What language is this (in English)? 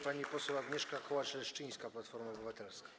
Polish